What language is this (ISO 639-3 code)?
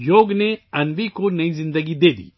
urd